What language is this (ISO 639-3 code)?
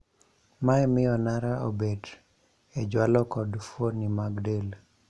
luo